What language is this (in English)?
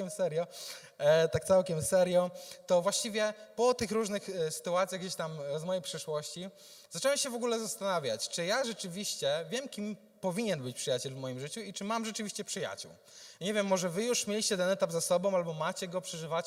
Polish